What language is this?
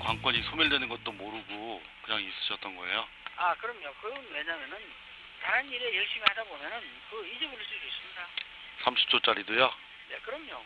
Korean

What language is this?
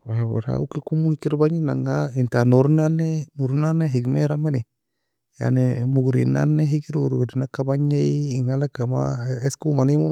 Nobiin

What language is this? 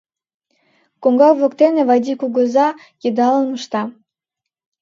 Mari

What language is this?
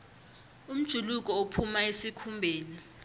South Ndebele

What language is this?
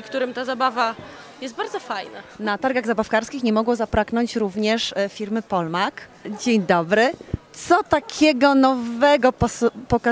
Polish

